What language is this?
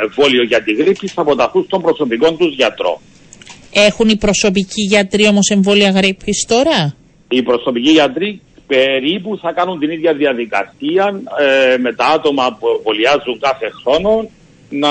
Greek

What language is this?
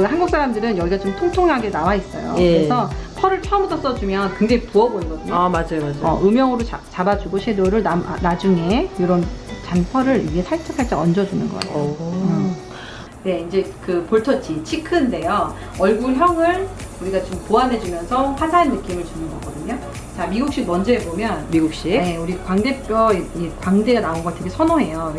Korean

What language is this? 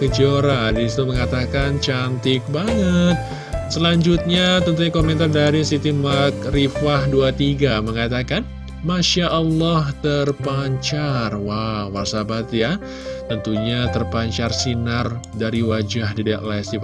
Indonesian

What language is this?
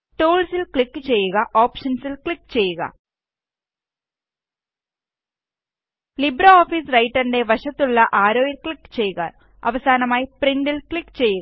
Malayalam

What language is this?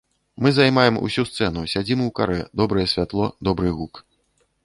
Belarusian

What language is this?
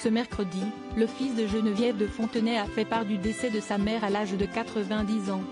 French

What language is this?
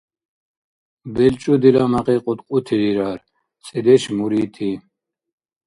Dargwa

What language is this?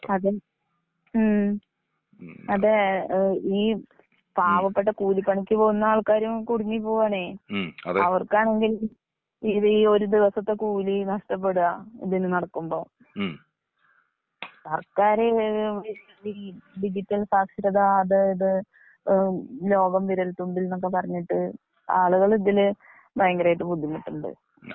Malayalam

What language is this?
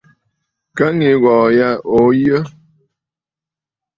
Bafut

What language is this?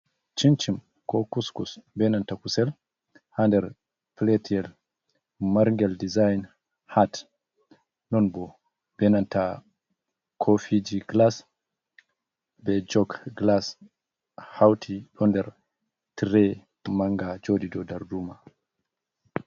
Fula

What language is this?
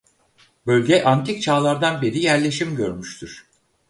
Turkish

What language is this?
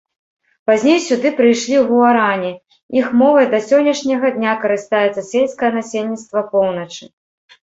Belarusian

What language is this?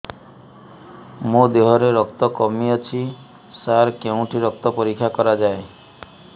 Odia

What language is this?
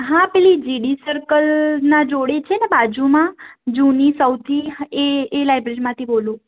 Gujarati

